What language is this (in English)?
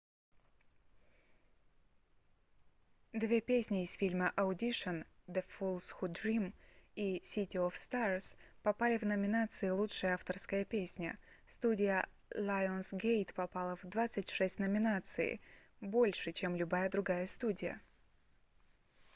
Russian